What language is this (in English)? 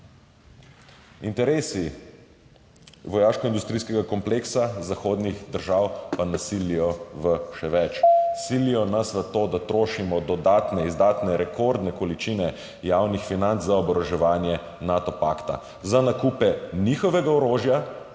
Slovenian